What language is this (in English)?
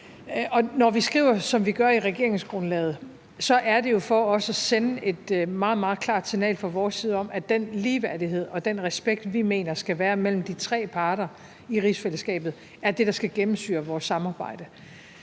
Danish